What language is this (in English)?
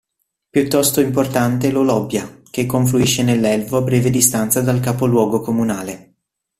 Italian